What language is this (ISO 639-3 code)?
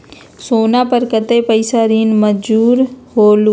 mag